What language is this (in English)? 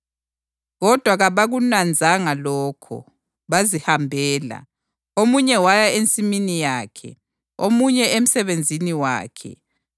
North Ndebele